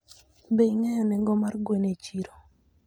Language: Luo (Kenya and Tanzania)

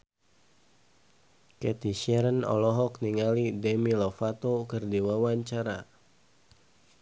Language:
Sundanese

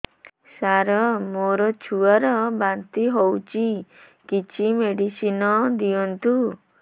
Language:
Odia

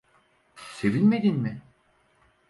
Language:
Turkish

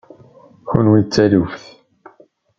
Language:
Kabyle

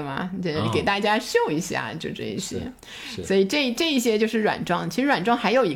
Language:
Chinese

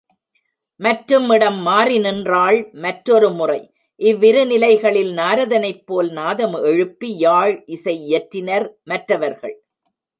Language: Tamil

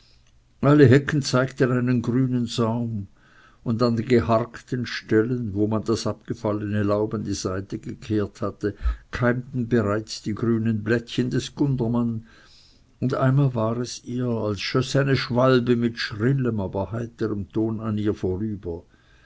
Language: German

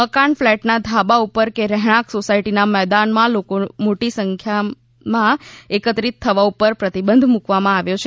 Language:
Gujarati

